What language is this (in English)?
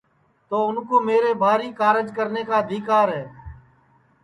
Sansi